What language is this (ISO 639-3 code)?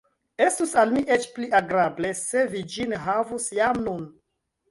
epo